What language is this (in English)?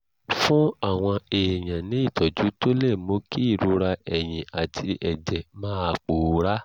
Yoruba